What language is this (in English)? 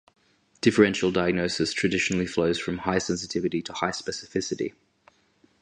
English